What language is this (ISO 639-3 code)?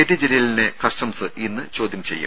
mal